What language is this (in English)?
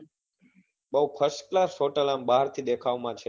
Gujarati